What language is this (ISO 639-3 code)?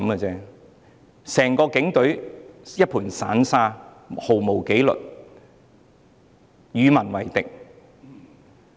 yue